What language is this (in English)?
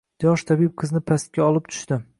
Uzbek